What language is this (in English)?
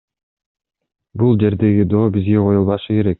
Kyrgyz